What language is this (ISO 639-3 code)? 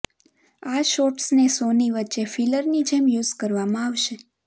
guj